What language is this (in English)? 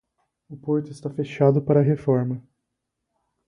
Portuguese